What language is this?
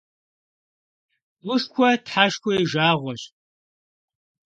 Kabardian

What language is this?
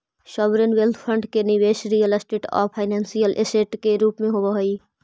Magahi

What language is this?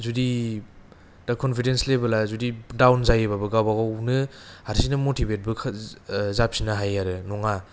Bodo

